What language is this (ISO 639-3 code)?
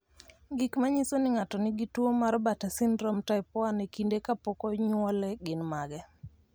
luo